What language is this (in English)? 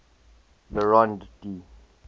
English